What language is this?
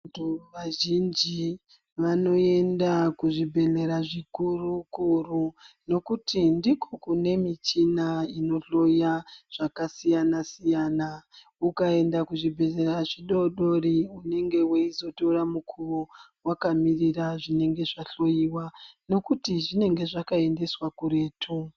Ndau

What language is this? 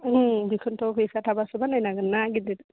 Bodo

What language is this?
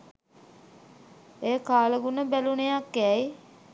Sinhala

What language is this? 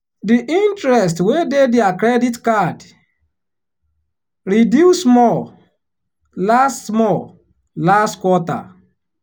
Nigerian Pidgin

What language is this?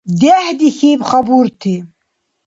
Dargwa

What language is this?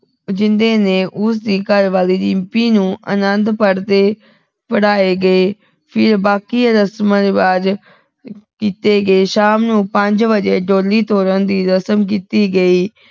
Punjabi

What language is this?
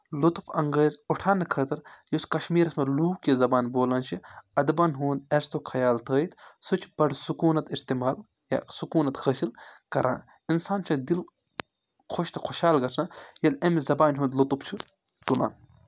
Kashmiri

